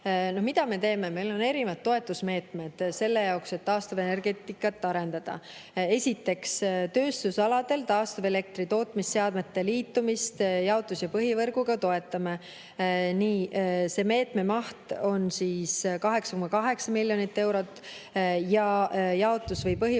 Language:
Estonian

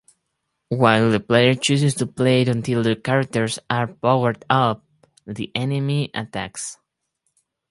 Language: English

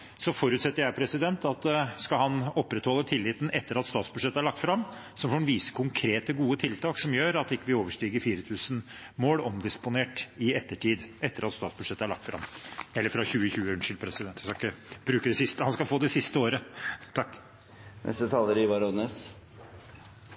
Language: Norwegian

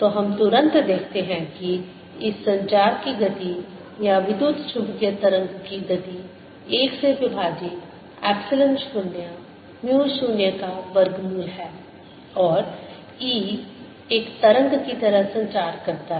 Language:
Hindi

